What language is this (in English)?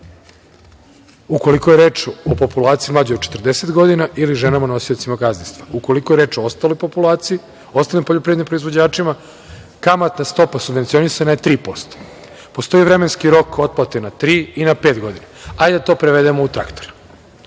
Serbian